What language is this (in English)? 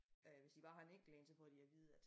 Danish